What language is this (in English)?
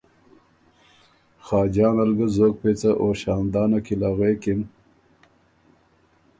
Ormuri